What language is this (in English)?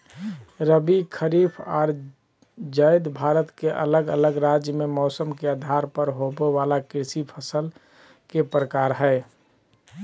Magahi